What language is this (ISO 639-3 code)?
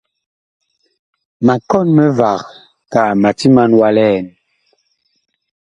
bkh